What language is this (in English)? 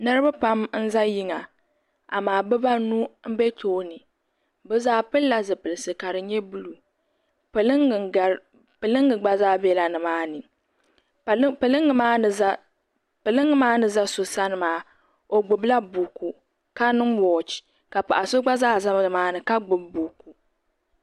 Dagbani